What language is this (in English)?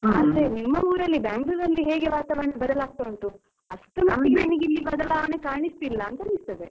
Kannada